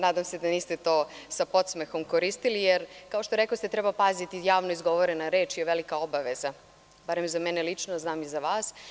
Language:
Serbian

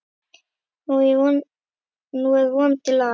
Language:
Icelandic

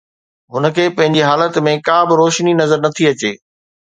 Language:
Sindhi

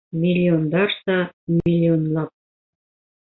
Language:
Bashkir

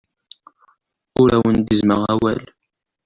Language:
Kabyle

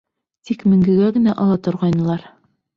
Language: Bashkir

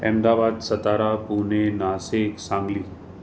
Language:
Sindhi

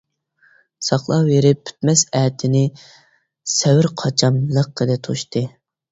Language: Uyghur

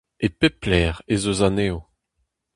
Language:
Breton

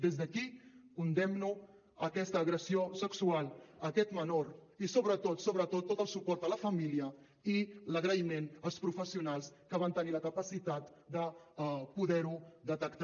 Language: Catalan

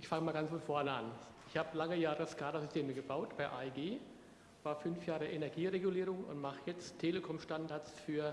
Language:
German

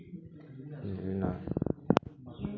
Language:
Santali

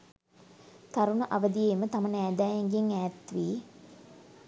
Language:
Sinhala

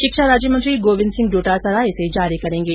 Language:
Hindi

